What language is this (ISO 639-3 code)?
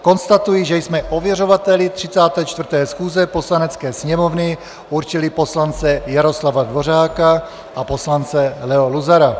ces